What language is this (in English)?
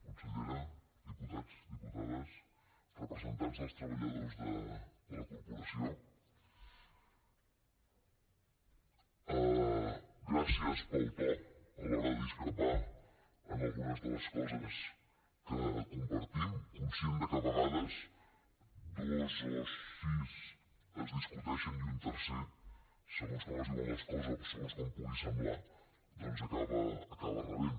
Catalan